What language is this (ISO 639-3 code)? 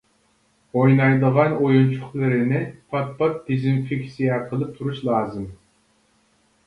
uig